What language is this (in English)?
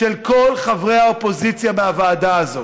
Hebrew